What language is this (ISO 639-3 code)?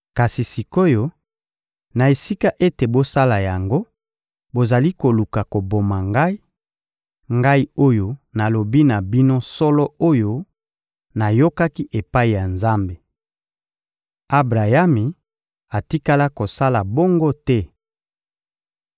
lin